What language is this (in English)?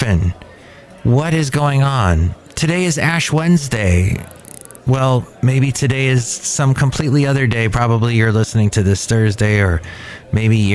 English